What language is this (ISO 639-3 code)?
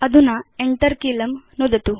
san